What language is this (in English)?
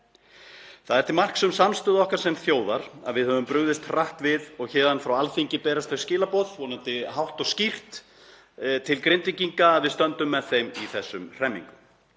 Icelandic